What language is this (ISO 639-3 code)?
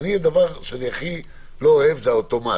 heb